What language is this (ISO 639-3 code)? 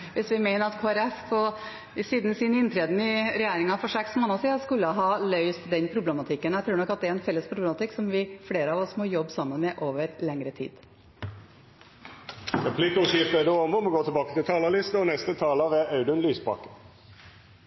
nor